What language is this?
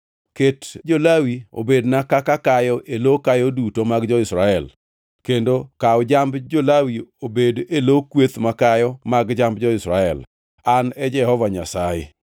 Luo (Kenya and Tanzania)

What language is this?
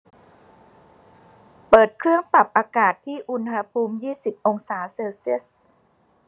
Thai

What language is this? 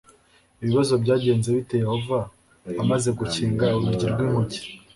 Kinyarwanda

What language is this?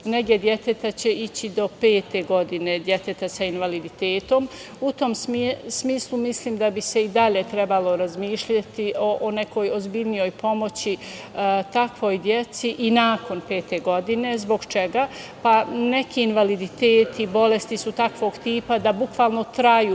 Serbian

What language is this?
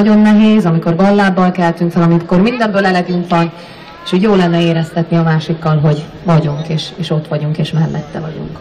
Hungarian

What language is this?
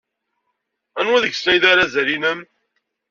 Kabyle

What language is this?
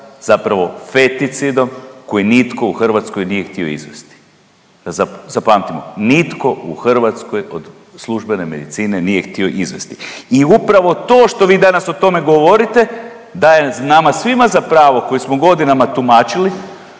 Croatian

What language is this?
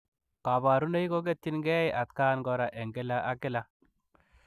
Kalenjin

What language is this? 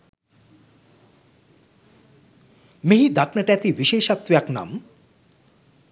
Sinhala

